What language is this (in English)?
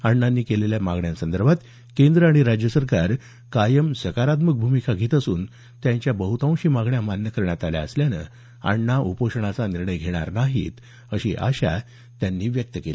Marathi